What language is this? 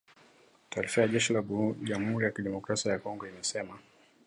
Swahili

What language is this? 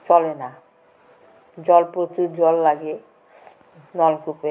Bangla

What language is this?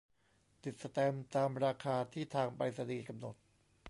Thai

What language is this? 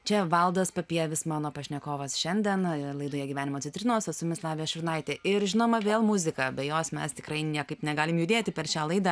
Lithuanian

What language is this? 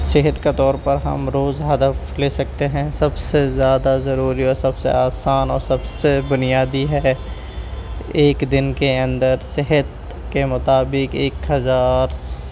Urdu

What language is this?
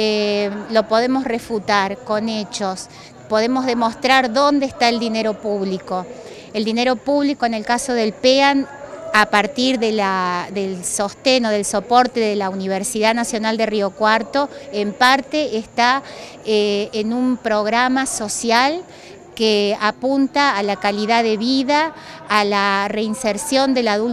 Spanish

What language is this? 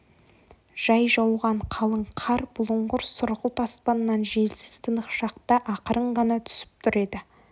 Kazakh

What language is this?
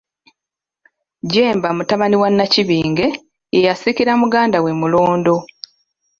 Ganda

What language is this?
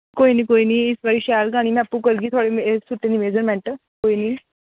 Dogri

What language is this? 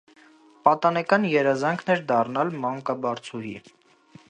Armenian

